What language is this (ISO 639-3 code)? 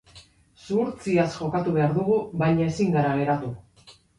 eus